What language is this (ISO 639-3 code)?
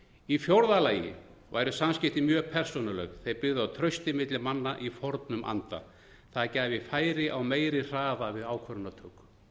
isl